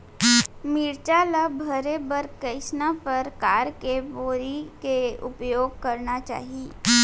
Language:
Chhattisgarhi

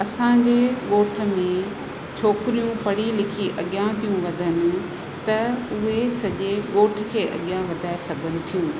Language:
Sindhi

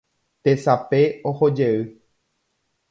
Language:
Guarani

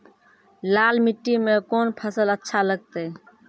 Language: Maithili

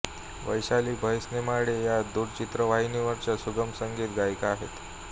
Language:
Marathi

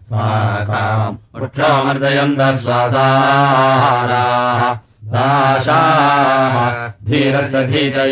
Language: Russian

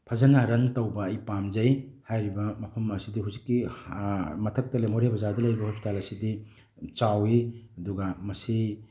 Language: Manipuri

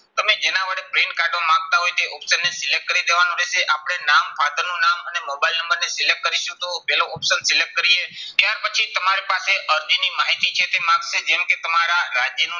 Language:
Gujarati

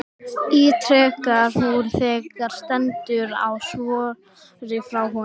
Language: Icelandic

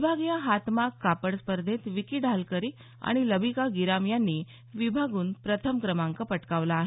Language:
Marathi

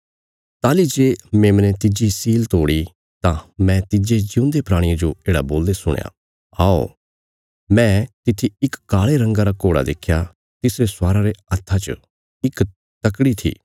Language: Bilaspuri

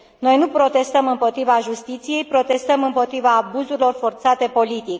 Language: Romanian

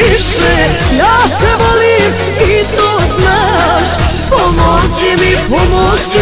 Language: Bulgarian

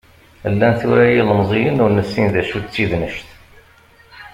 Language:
Kabyle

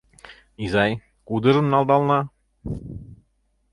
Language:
Mari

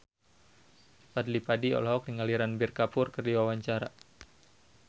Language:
Sundanese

